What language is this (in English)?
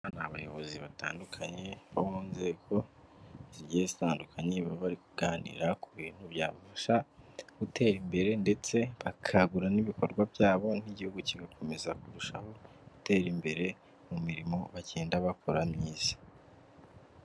Kinyarwanda